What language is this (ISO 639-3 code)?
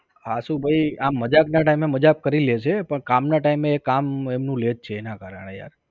guj